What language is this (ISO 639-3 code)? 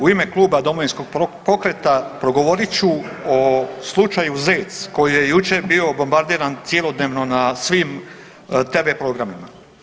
hrv